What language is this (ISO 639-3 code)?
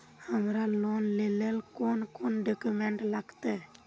mag